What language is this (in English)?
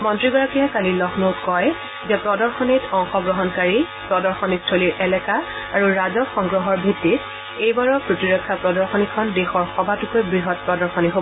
Assamese